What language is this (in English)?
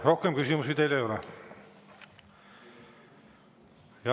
Estonian